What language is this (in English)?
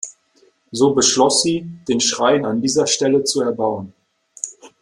German